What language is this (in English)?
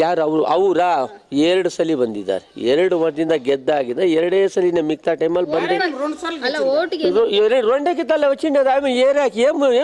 Indonesian